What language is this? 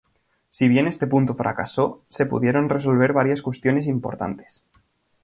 Spanish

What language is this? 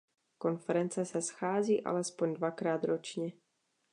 Czech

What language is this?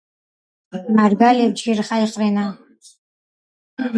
Georgian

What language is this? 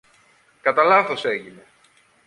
Greek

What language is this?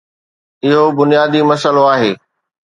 Sindhi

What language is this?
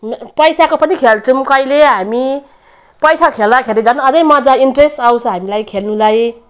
Nepali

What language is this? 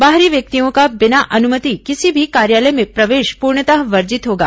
Hindi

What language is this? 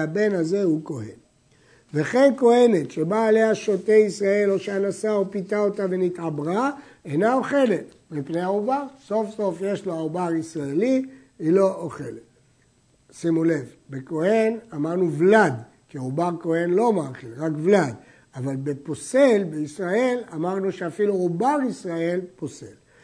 Hebrew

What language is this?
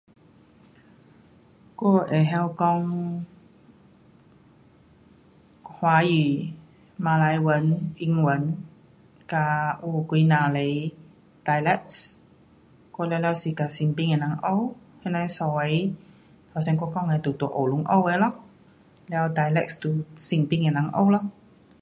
Pu-Xian Chinese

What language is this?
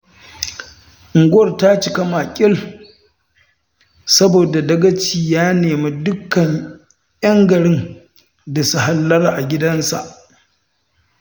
Hausa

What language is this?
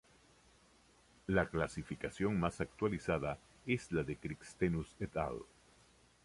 Spanish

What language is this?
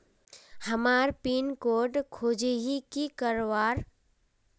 Magahi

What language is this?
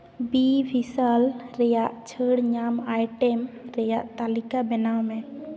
Santali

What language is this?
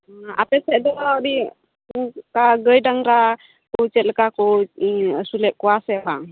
Santali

